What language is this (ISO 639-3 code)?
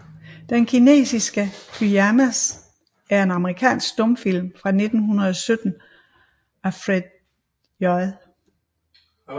dan